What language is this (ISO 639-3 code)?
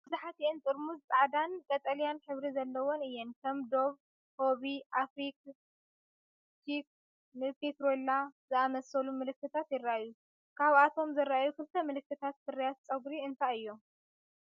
tir